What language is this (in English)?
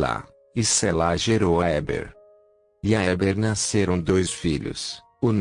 Portuguese